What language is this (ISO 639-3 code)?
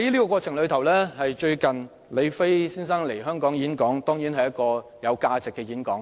yue